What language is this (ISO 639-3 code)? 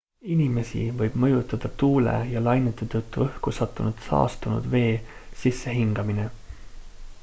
est